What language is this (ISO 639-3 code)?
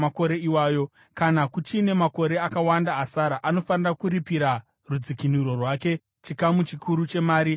sna